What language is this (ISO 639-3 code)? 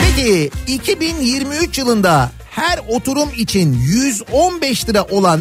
tur